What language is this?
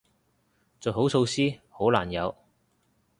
Cantonese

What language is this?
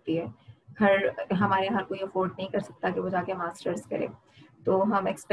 Urdu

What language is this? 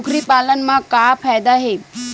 Chhattisgarhi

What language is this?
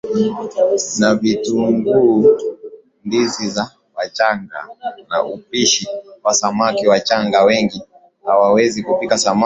Swahili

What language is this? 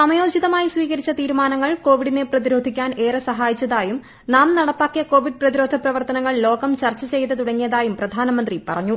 Malayalam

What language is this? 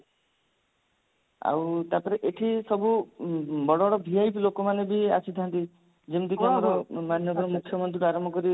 Odia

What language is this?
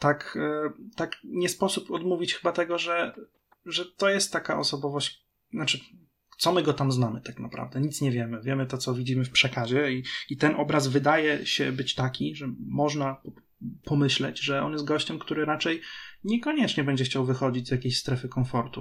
Polish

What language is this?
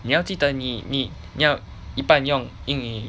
English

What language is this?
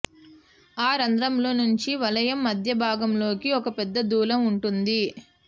Telugu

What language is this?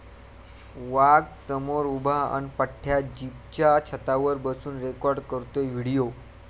Marathi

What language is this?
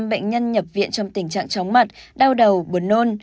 Vietnamese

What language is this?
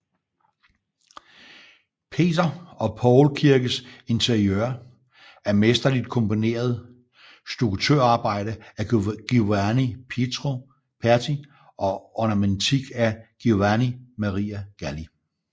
Danish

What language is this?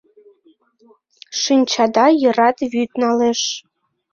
Mari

